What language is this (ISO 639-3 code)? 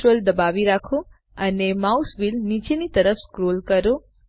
guj